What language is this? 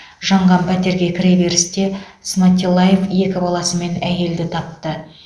Kazakh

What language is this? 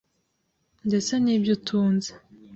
Kinyarwanda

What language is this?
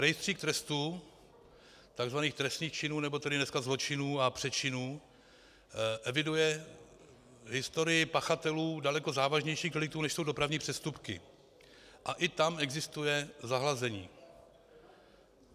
Czech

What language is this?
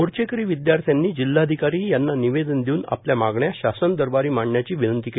Marathi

